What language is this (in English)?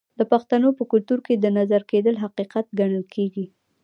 Pashto